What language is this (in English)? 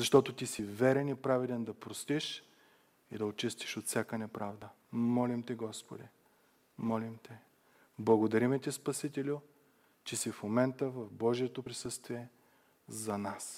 Bulgarian